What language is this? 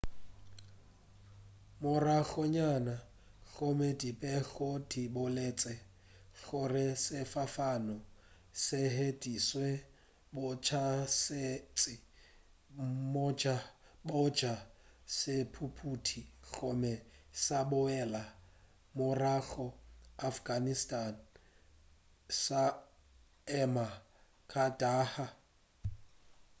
Northern Sotho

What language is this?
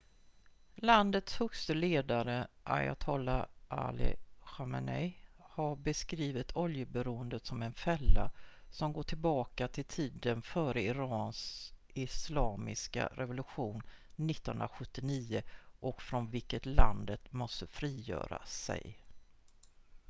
Swedish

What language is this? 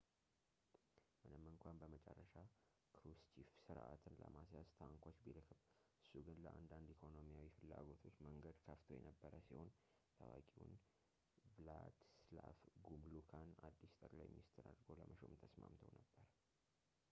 Amharic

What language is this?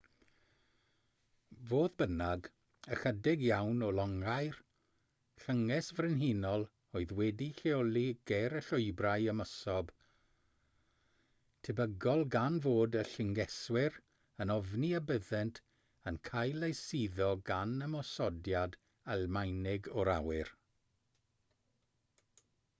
Welsh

